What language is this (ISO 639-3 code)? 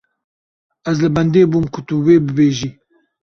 kur